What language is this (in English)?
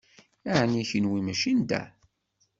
Kabyle